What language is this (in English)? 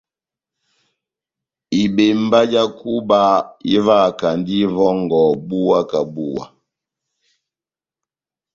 Batanga